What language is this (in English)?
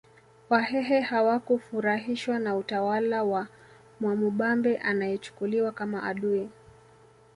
Swahili